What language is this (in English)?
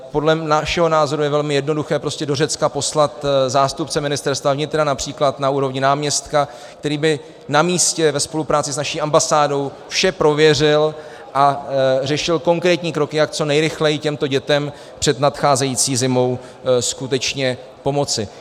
Czech